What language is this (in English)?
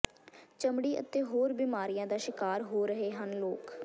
Punjabi